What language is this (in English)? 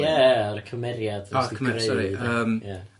Welsh